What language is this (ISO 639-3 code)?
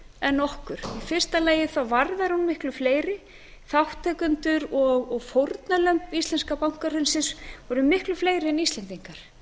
isl